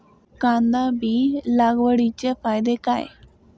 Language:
Marathi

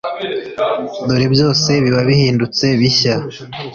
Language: Kinyarwanda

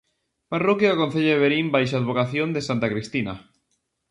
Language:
Galician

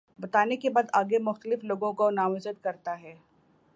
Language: Urdu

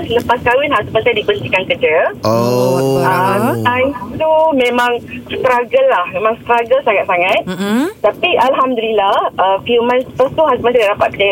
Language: Malay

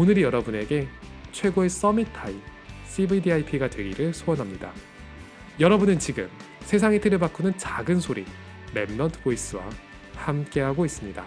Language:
Korean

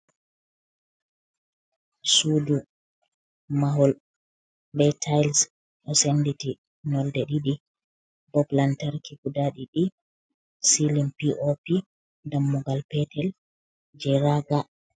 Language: Fula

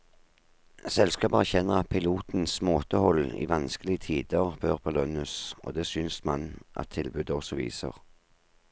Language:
Norwegian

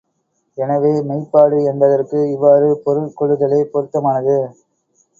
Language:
Tamil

